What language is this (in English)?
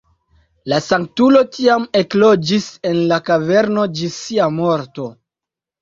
Esperanto